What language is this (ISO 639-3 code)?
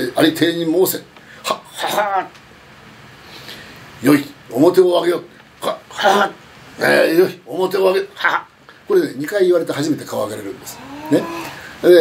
jpn